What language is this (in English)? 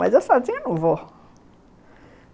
Portuguese